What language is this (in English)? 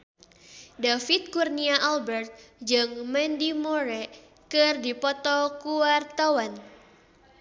Sundanese